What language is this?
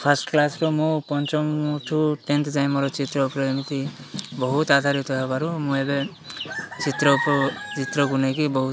Odia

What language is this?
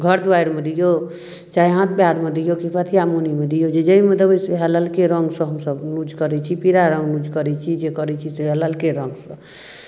Maithili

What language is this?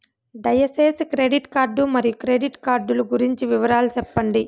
Telugu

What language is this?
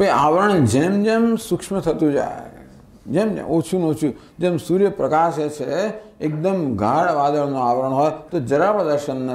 Gujarati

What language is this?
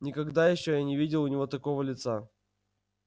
Russian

